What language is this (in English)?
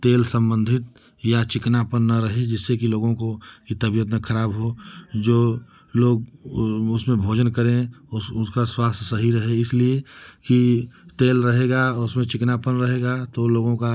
Hindi